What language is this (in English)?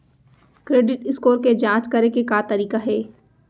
Chhattisgarhi